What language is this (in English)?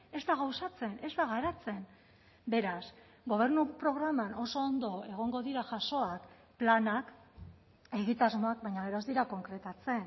Basque